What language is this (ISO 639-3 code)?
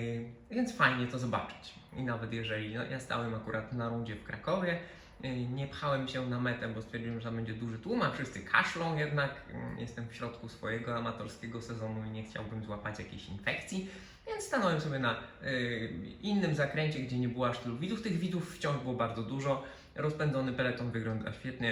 pol